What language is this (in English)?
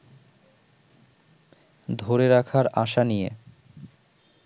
Bangla